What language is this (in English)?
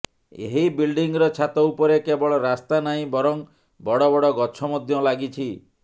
Odia